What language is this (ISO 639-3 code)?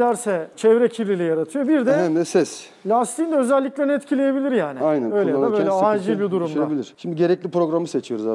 tur